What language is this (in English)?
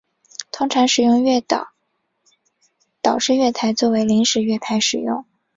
Chinese